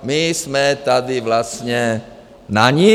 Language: Czech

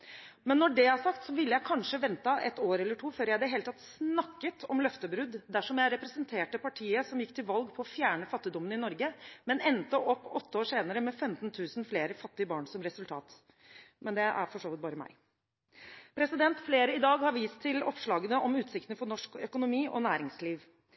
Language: Norwegian Bokmål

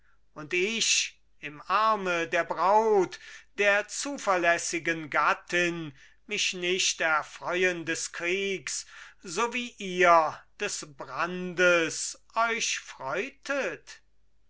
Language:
German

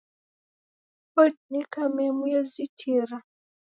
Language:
Taita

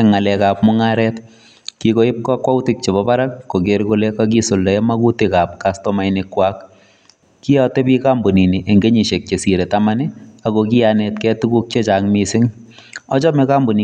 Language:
Kalenjin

